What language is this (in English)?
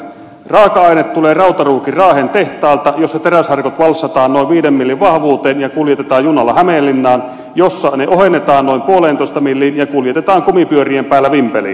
Finnish